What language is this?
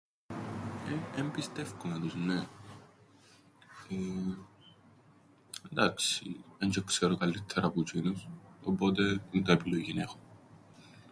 Greek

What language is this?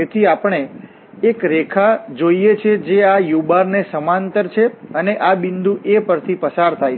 Gujarati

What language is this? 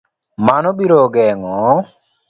Luo (Kenya and Tanzania)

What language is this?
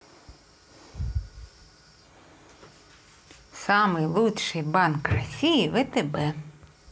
Russian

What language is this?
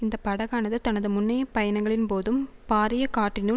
Tamil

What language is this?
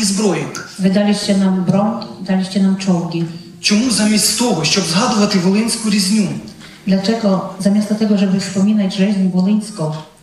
Polish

